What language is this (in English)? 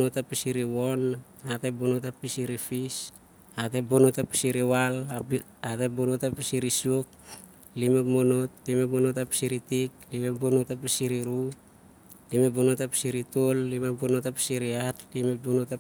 Siar-Lak